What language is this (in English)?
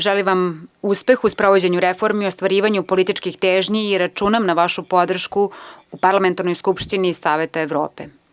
Serbian